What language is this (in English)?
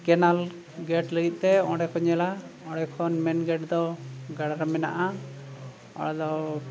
Santali